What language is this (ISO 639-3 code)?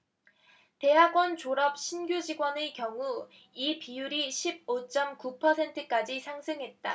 kor